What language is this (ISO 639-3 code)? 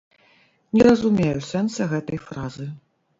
bel